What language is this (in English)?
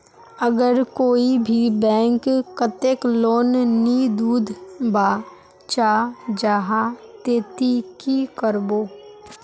Magahi